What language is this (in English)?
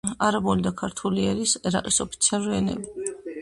Georgian